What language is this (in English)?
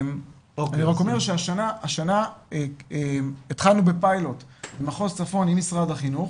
Hebrew